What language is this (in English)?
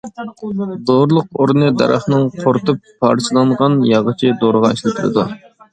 Uyghur